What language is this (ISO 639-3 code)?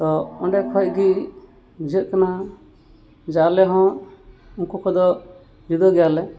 sat